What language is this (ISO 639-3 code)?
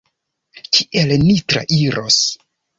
epo